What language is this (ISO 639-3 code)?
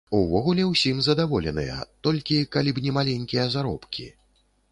bel